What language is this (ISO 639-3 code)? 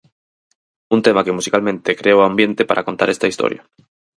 glg